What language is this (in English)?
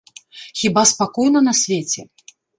Belarusian